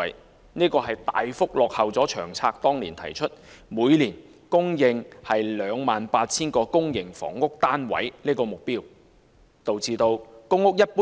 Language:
Cantonese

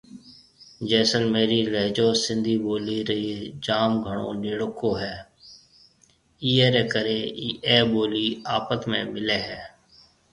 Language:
Marwari (Pakistan)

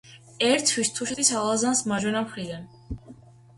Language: Georgian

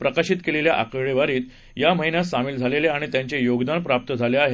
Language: Marathi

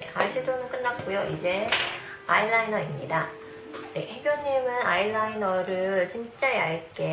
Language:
Korean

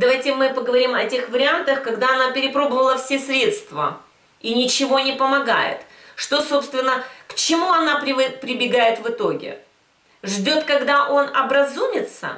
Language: Russian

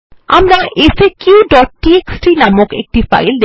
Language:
Bangla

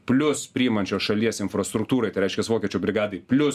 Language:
Lithuanian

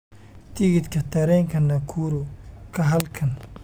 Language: Somali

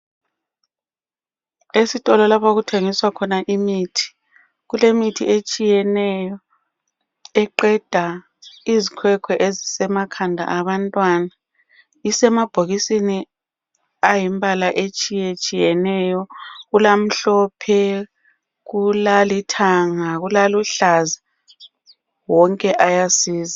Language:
North Ndebele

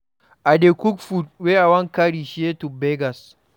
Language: Nigerian Pidgin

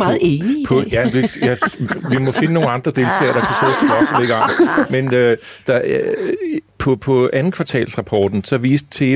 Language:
Danish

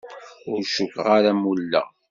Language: Kabyle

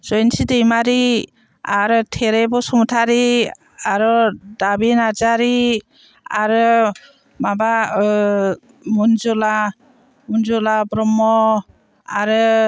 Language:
Bodo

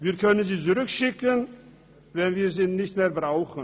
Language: Swiss German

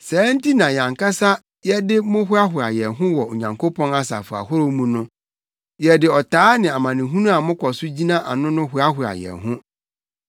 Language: Akan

